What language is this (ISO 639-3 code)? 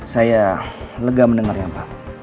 ind